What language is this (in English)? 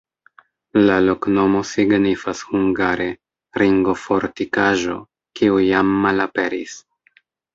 Esperanto